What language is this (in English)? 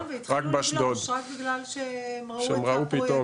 Hebrew